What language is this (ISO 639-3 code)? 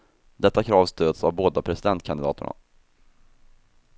swe